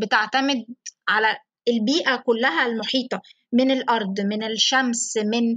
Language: Arabic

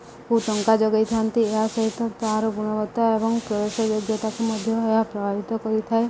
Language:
Odia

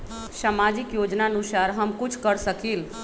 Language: Magahi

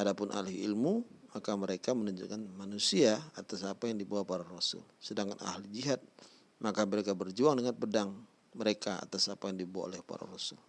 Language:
Indonesian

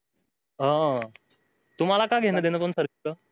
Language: Marathi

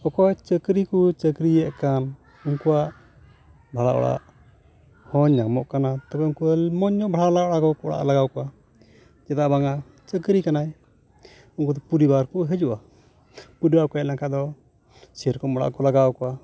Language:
Santali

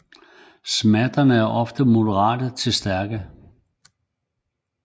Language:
Danish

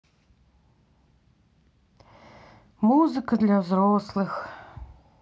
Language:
Russian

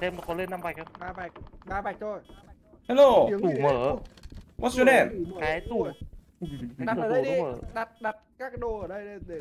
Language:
Vietnamese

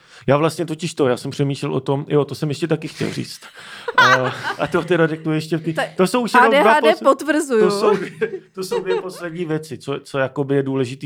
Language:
Czech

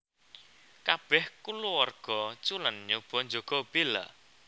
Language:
Javanese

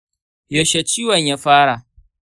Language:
Hausa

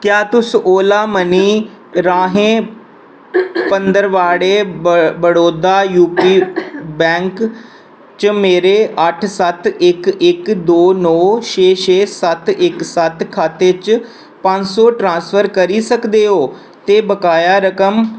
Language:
Dogri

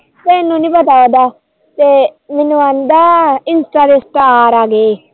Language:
Punjabi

